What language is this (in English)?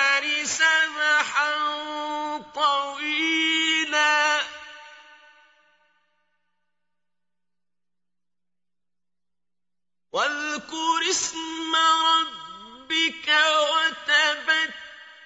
Arabic